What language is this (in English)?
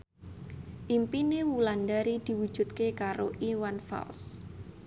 Javanese